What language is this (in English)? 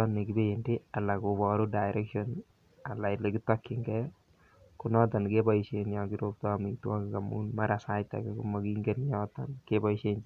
Kalenjin